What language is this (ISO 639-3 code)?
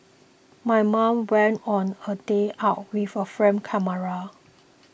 eng